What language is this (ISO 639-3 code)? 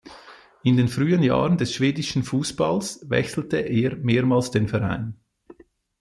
deu